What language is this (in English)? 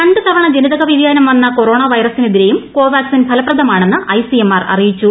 Malayalam